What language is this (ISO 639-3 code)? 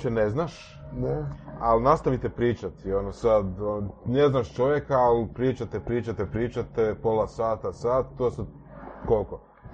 hrv